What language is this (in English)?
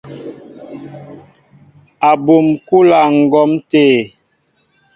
Mbo (Cameroon)